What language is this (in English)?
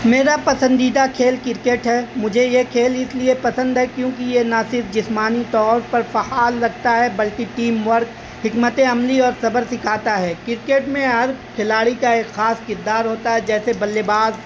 Urdu